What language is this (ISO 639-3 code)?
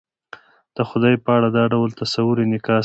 pus